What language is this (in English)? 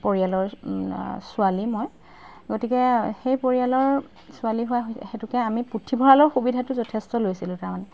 Assamese